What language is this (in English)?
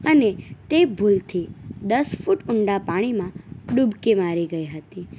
Gujarati